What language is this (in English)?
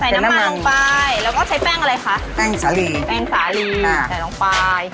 Thai